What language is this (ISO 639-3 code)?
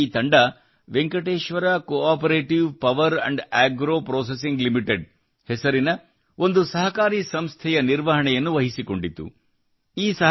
kan